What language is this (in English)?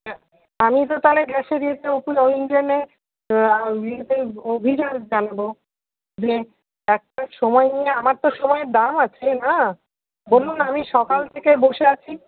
Bangla